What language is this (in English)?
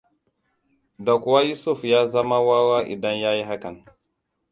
Hausa